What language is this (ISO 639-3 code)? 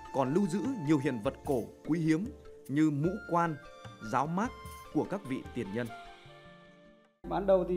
vie